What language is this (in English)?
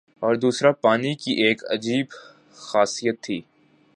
Urdu